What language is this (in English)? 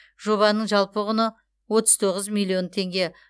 Kazakh